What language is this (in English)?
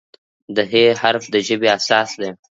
Pashto